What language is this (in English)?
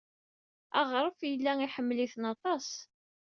Kabyle